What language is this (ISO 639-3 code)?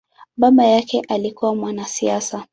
swa